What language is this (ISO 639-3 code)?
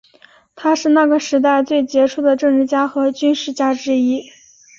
zho